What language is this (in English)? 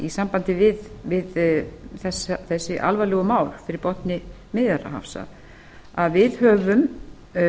Icelandic